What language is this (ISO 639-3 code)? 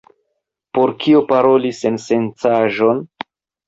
epo